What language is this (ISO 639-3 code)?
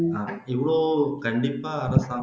tam